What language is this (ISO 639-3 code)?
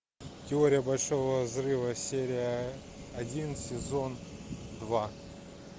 rus